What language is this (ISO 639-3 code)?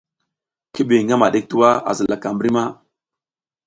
giz